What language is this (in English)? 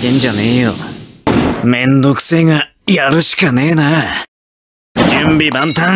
Japanese